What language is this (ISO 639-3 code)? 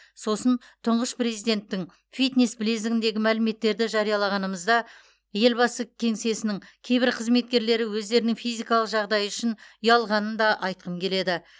kaz